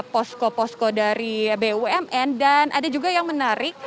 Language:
Indonesian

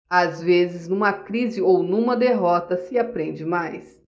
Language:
Portuguese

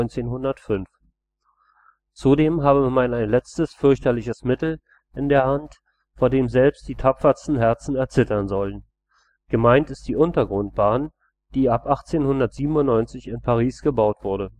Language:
German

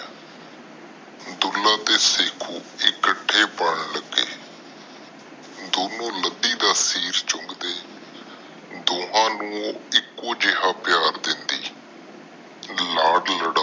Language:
Punjabi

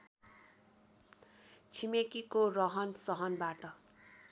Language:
Nepali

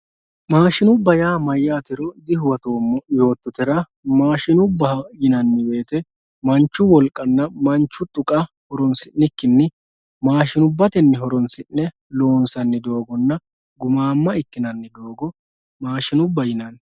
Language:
Sidamo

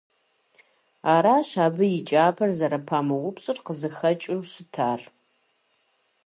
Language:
Kabardian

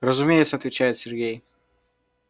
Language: Russian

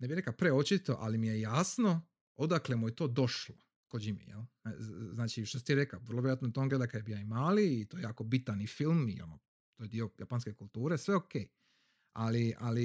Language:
Croatian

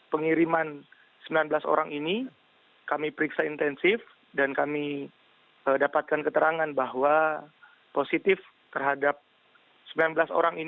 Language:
Indonesian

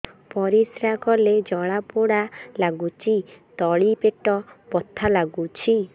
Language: Odia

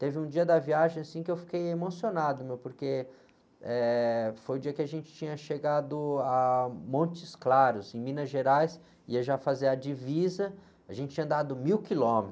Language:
Portuguese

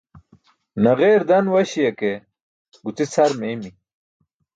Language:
Burushaski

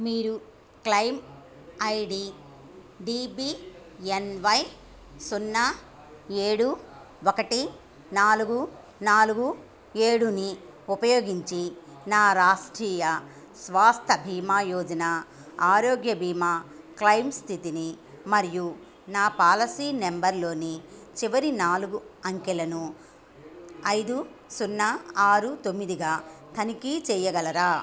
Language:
Telugu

